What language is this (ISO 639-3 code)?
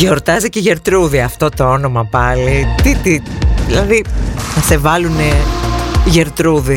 ell